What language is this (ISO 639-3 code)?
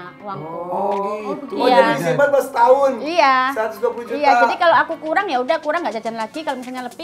ind